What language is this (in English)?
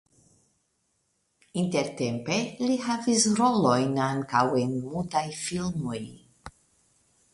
Esperanto